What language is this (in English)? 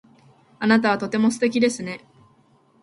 Japanese